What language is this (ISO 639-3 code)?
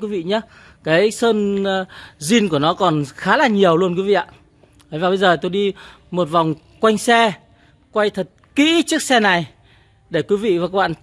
vie